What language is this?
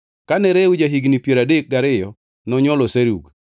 Luo (Kenya and Tanzania)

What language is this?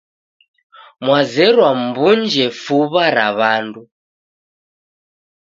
Taita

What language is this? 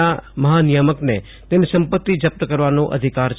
Gujarati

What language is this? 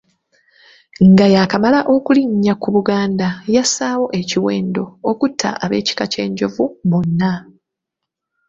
Ganda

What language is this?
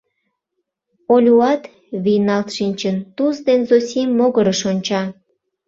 Mari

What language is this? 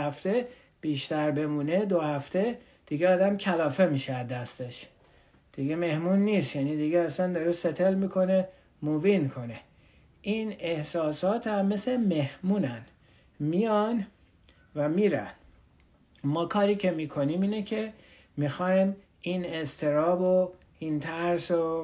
Persian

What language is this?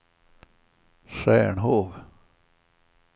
Swedish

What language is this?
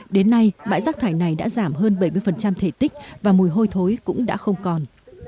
Vietnamese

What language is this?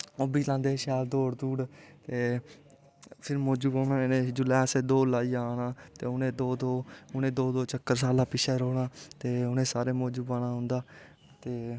Dogri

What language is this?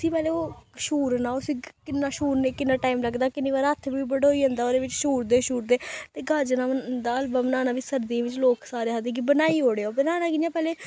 Dogri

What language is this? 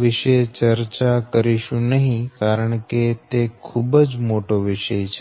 Gujarati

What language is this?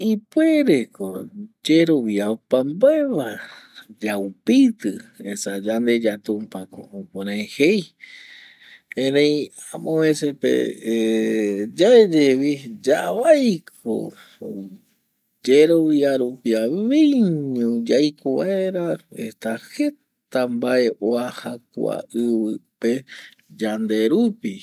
Eastern Bolivian Guaraní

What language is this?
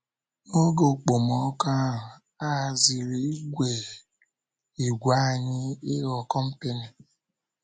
Igbo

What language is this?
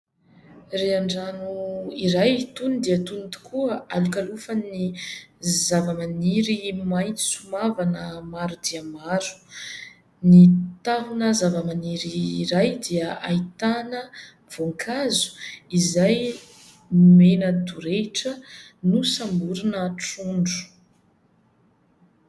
Malagasy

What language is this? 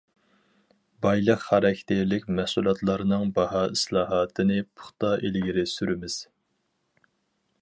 Uyghur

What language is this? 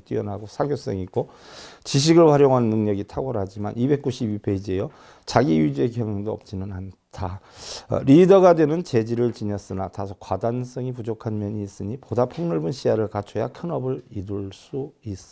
Korean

